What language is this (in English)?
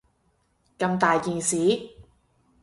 Cantonese